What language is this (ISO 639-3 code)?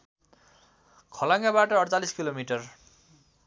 nep